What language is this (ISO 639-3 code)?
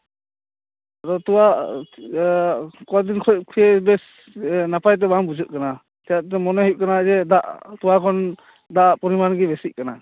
sat